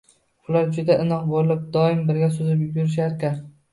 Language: Uzbek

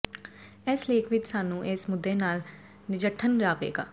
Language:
Punjabi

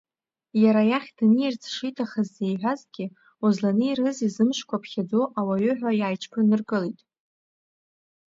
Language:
Abkhazian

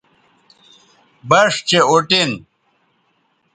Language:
Bateri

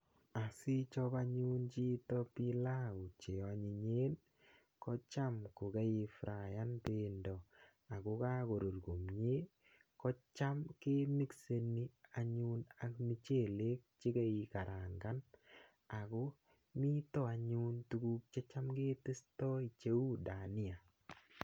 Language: Kalenjin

